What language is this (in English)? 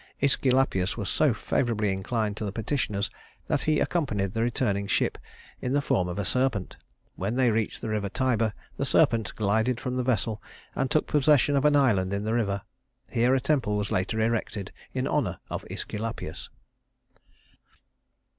English